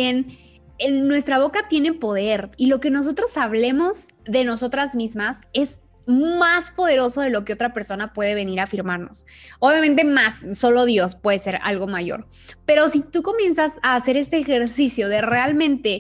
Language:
Spanish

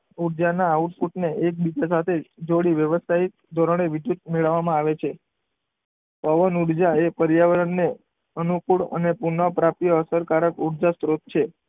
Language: Gujarati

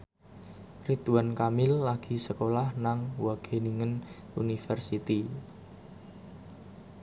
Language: Javanese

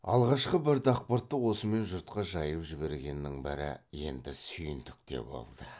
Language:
Kazakh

